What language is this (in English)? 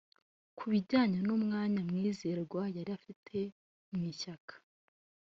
Kinyarwanda